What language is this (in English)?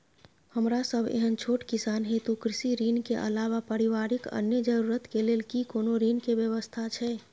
Maithili